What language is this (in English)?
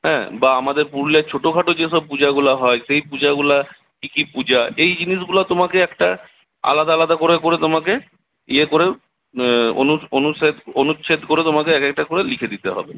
Bangla